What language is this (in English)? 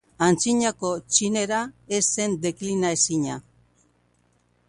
Basque